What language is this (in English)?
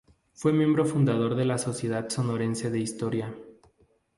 Spanish